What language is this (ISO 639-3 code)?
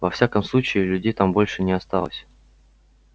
rus